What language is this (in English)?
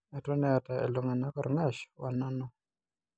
Masai